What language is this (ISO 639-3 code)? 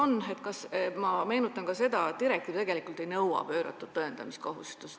est